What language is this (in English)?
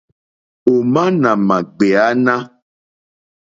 Mokpwe